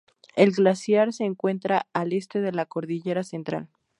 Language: Spanish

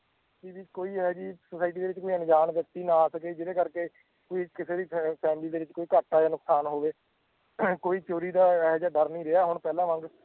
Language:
Punjabi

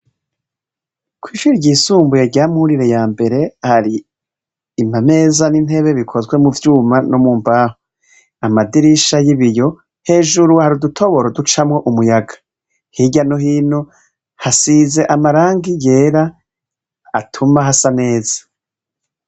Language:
Rundi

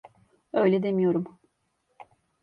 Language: Turkish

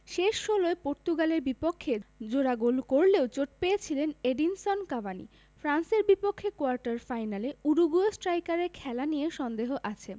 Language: Bangla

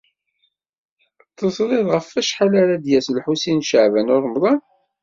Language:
Kabyle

